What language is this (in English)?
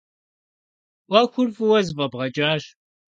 Kabardian